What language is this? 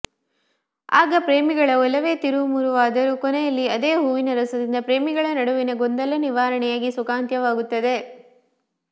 Kannada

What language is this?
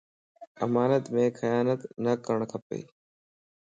Lasi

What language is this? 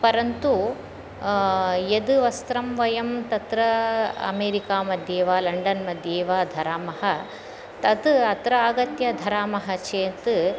Sanskrit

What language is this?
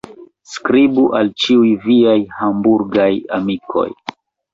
Esperanto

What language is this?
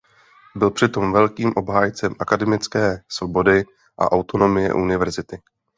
Czech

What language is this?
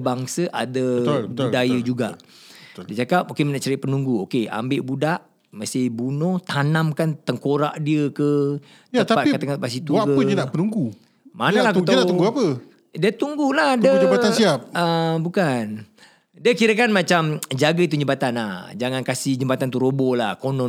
Malay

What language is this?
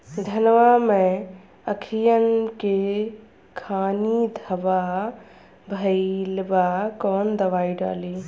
Bhojpuri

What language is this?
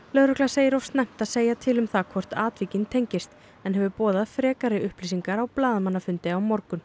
Icelandic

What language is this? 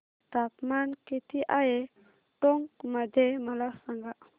Marathi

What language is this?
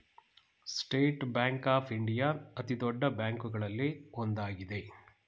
Kannada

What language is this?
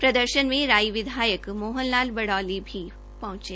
Hindi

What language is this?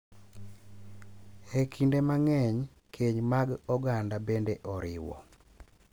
Luo (Kenya and Tanzania)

